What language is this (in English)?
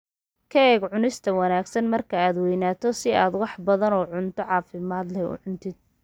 Somali